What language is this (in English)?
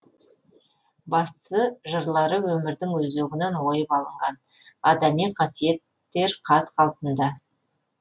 Kazakh